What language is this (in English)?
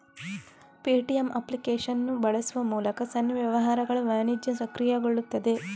Kannada